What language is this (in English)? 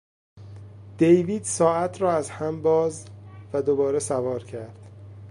Persian